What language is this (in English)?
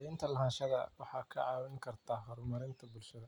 Somali